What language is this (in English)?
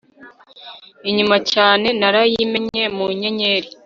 Kinyarwanda